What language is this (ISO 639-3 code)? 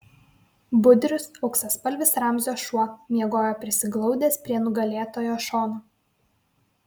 lit